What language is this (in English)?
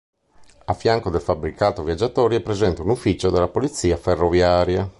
Italian